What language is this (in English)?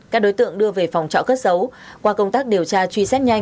Vietnamese